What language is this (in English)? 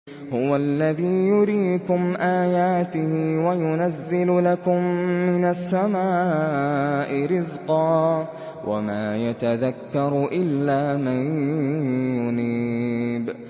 Arabic